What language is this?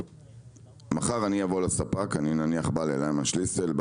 Hebrew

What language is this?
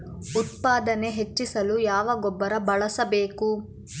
Kannada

